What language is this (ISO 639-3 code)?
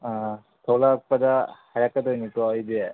mni